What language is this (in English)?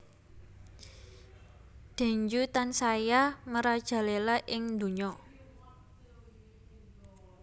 Javanese